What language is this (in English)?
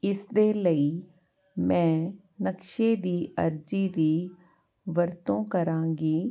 Punjabi